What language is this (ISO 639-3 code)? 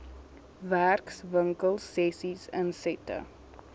afr